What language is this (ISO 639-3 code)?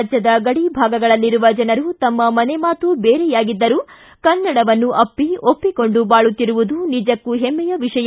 kan